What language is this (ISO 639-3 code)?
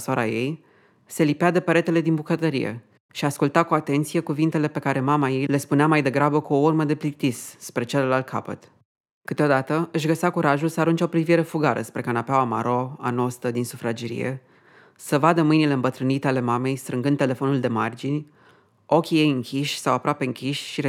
ron